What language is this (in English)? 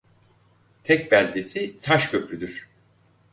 Turkish